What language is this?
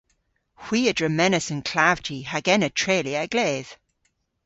Cornish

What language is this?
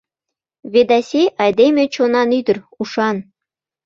Mari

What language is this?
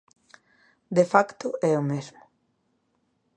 Galician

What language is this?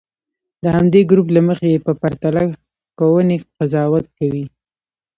Pashto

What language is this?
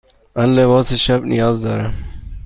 Persian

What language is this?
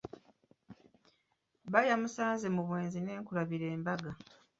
Ganda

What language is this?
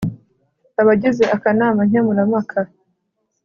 Kinyarwanda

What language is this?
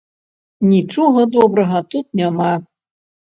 Belarusian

